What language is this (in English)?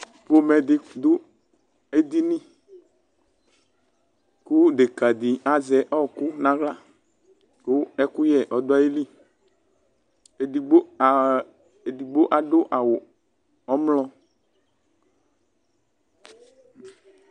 Ikposo